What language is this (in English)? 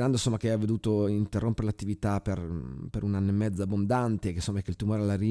Italian